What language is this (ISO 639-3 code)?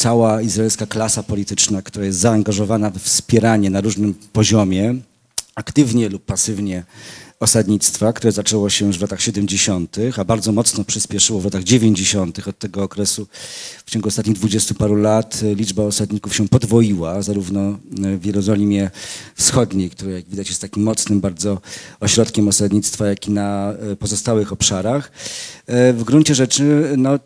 pol